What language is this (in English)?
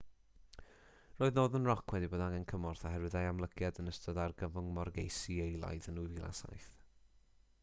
Welsh